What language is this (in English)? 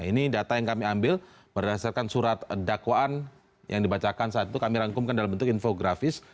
Indonesian